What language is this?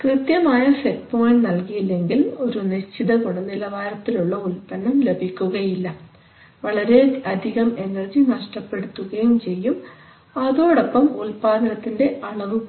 Malayalam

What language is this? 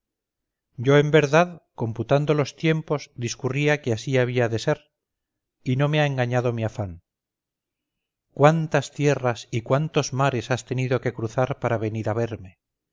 Spanish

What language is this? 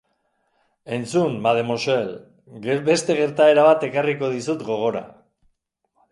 Basque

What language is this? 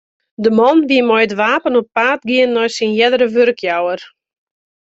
Western Frisian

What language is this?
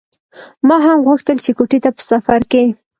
Pashto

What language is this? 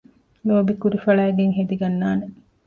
Divehi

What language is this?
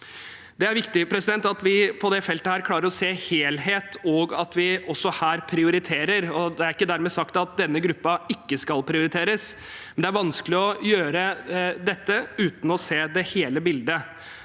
Norwegian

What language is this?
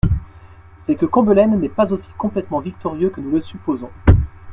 French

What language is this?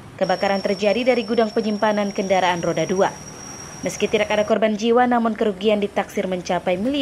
Indonesian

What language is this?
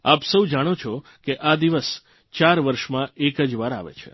Gujarati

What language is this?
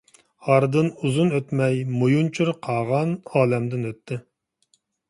Uyghur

